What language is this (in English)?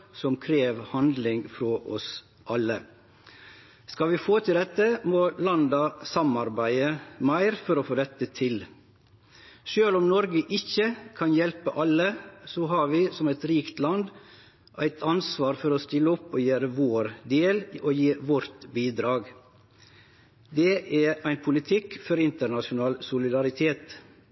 Norwegian Nynorsk